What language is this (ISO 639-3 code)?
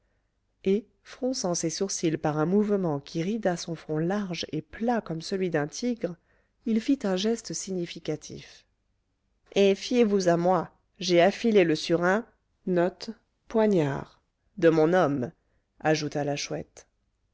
fra